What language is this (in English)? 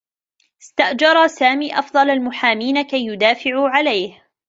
Arabic